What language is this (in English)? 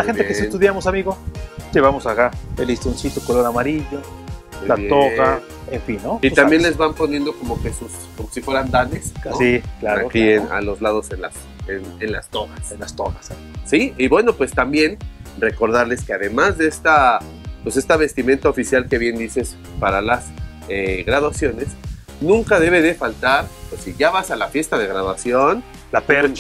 Spanish